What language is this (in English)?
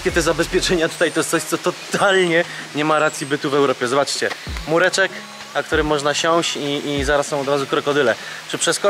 Polish